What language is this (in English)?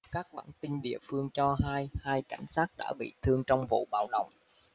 Vietnamese